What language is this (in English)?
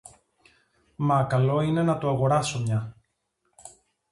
Greek